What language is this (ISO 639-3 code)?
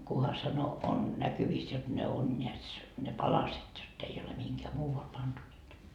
fin